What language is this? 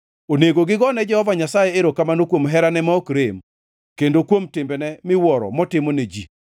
Luo (Kenya and Tanzania)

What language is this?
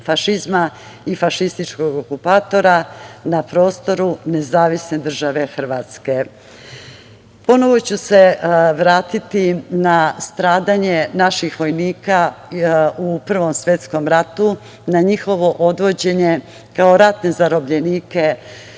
Serbian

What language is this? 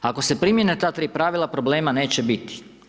Croatian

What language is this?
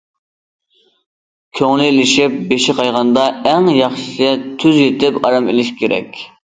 Uyghur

